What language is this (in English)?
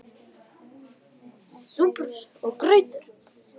Icelandic